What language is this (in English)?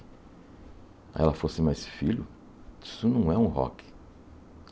Portuguese